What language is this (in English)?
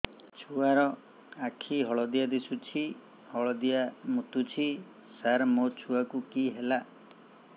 Odia